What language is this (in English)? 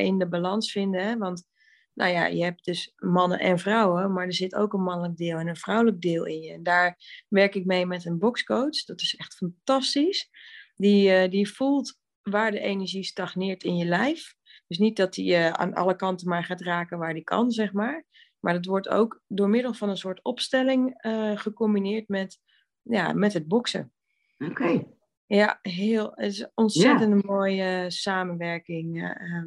Dutch